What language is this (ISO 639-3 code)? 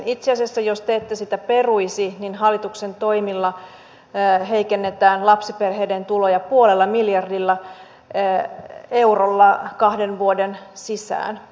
fin